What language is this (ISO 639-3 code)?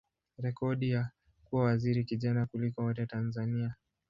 swa